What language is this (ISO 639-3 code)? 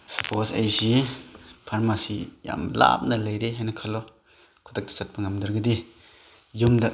mni